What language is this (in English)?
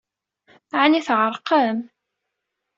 Kabyle